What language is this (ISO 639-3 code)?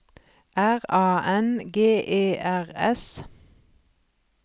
nor